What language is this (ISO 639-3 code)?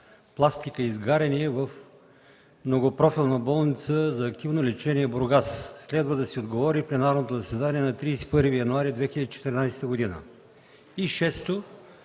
bul